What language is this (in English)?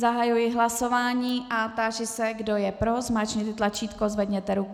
Czech